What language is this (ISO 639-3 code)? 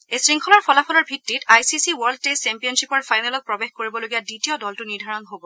asm